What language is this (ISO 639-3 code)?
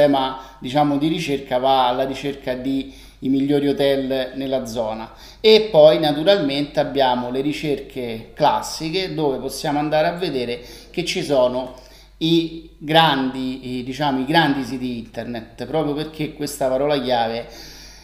ita